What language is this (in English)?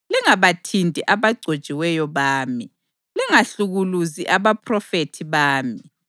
North Ndebele